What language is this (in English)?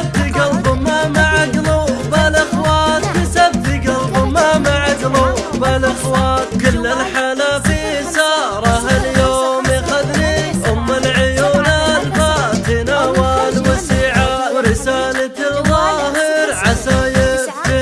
Arabic